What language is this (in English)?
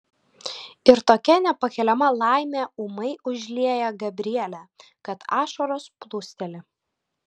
Lithuanian